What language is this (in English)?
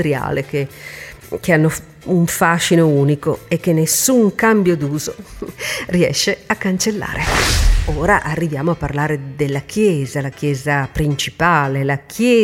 Italian